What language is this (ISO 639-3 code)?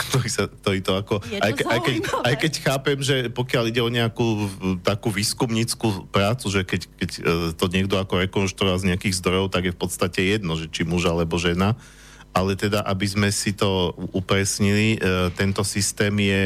slk